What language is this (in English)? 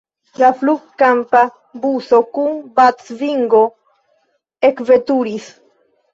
Esperanto